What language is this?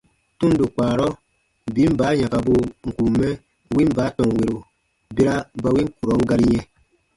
Baatonum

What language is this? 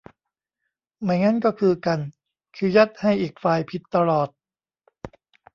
Thai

